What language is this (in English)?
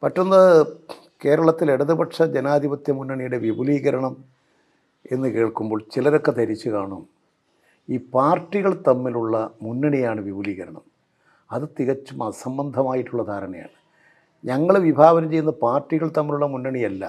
Malayalam